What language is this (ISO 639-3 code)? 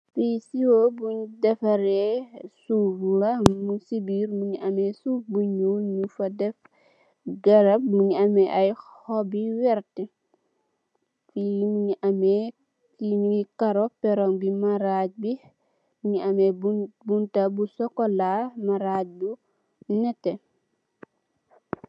wol